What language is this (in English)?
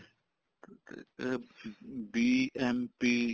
Punjabi